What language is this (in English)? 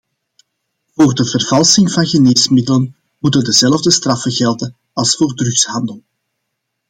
Dutch